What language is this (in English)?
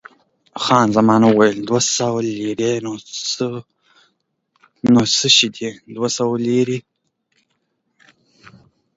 Pashto